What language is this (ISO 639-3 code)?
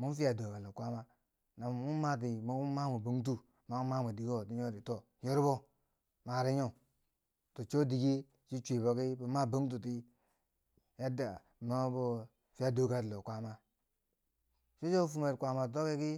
bsj